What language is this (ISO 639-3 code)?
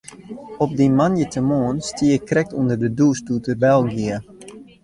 fry